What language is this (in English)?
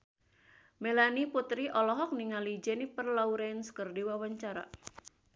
Sundanese